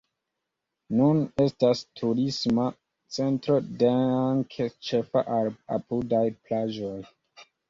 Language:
Esperanto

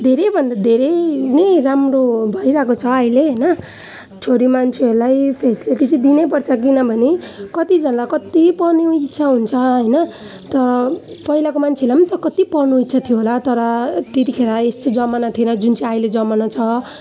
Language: Nepali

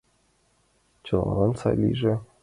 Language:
Mari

